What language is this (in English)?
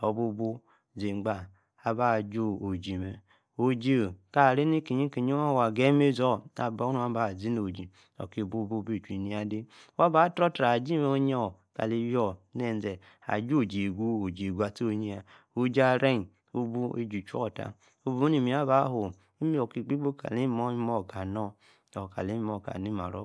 Yace